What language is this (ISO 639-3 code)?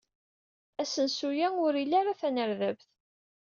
kab